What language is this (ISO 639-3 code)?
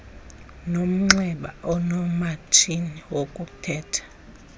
xho